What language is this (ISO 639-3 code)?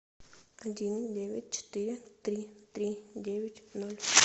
rus